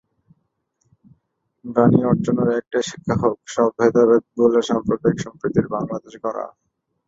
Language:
Bangla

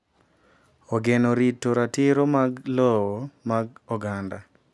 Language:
Luo (Kenya and Tanzania)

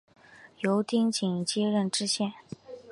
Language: Chinese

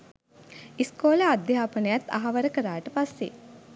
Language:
Sinhala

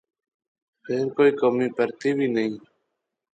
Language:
Pahari-Potwari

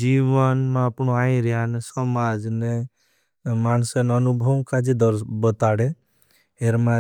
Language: Bhili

